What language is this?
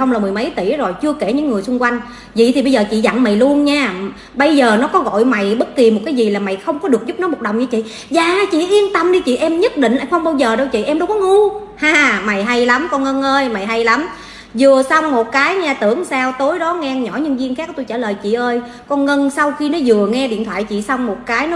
Vietnamese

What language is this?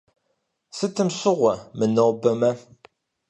Kabardian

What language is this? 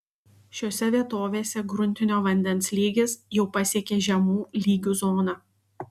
Lithuanian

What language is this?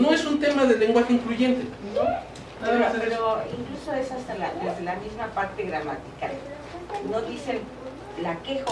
Spanish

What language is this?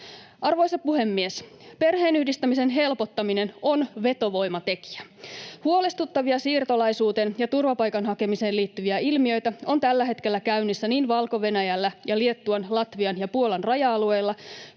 Finnish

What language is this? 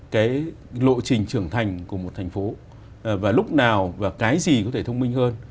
Vietnamese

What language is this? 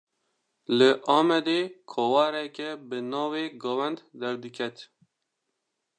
Kurdish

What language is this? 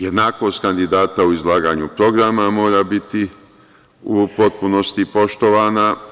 Serbian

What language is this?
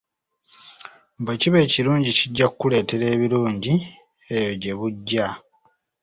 Ganda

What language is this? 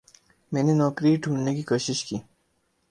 Urdu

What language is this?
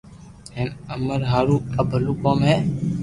Loarki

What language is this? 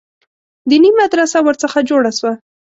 Pashto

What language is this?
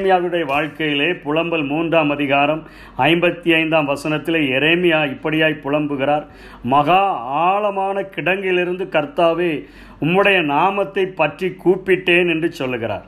Tamil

